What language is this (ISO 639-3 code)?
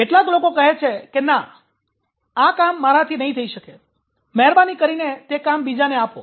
guj